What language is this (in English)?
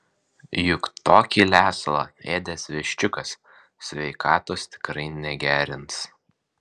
Lithuanian